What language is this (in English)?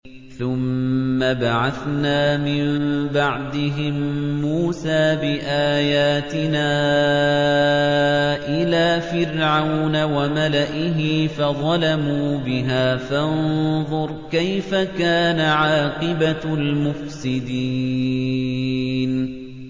Arabic